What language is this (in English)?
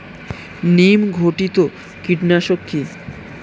Bangla